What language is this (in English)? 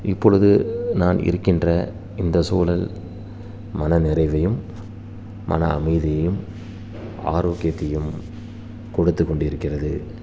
Tamil